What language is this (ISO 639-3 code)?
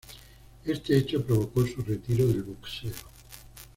spa